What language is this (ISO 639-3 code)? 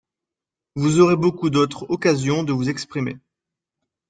fra